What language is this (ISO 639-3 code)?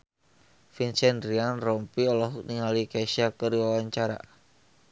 sun